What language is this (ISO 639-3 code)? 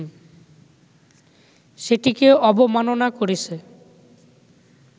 ben